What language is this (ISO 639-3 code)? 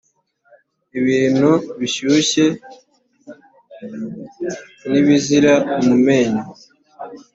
kin